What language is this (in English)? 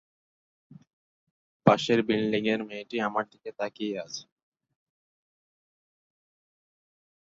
Bangla